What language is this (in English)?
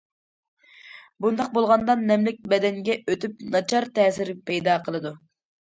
Uyghur